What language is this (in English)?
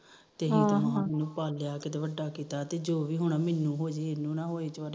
Punjabi